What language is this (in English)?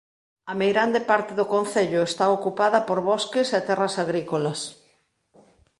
Galician